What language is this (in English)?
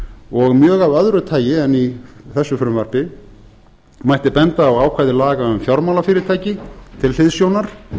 Icelandic